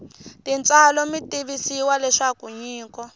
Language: Tsonga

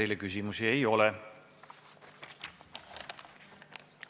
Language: Estonian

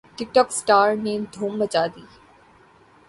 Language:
Urdu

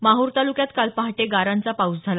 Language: Marathi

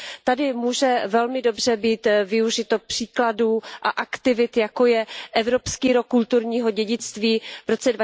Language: Czech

